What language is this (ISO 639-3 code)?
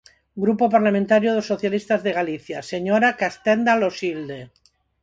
glg